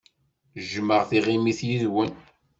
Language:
Kabyle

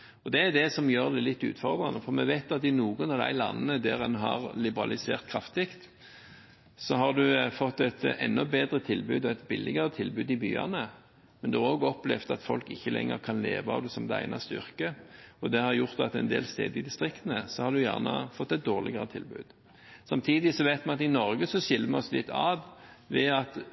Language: Norwegian Bokmål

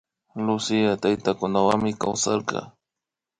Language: Imbabura Highland Quichua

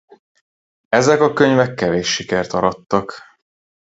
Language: Hungarian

